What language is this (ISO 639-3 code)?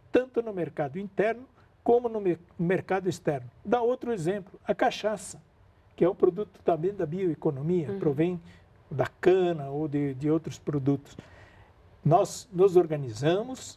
por